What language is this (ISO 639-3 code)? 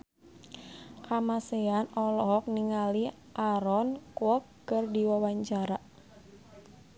sun